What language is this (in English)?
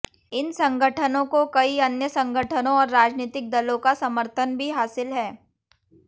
Hindi